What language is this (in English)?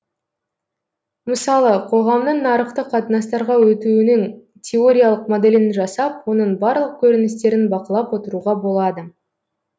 Kazakh